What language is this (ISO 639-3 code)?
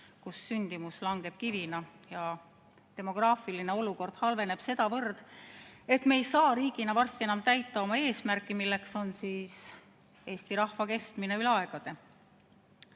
est